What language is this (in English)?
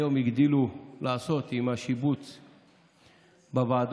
Hebrew